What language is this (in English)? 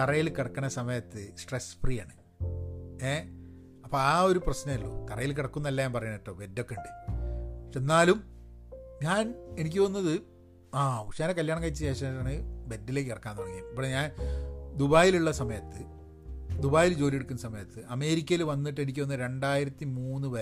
Malayalam